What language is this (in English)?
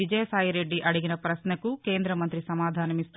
Telugu